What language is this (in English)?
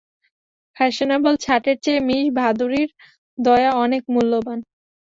Bangla